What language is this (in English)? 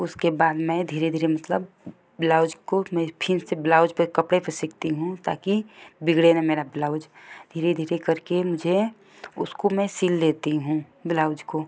Hindi